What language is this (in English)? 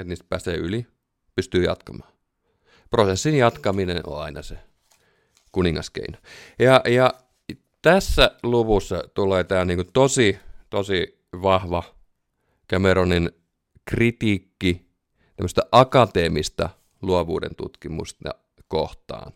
Finnish